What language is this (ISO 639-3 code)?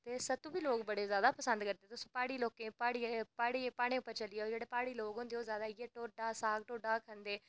doi